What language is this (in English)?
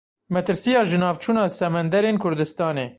Kurdish